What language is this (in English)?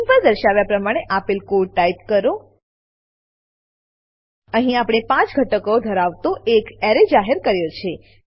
Gujarati